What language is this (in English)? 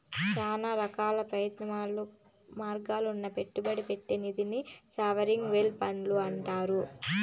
Telugu